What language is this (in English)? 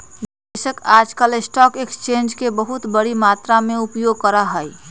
Magahi